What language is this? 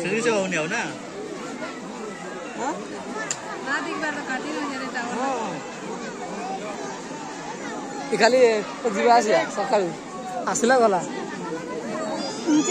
Bangla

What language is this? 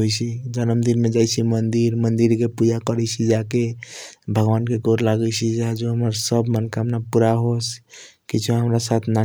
Kochila Tharu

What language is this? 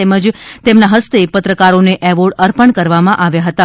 Gujarati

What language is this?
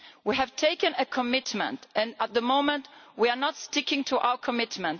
English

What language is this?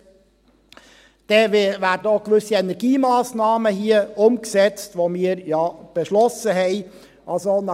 Swiss German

